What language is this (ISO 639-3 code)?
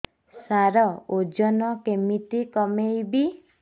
ori